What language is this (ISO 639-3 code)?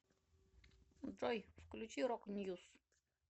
rus